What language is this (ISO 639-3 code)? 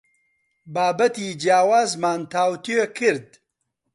ckb